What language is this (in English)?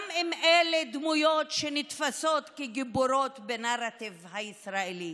Hebrew